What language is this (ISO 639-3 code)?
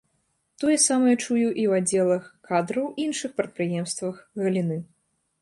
bel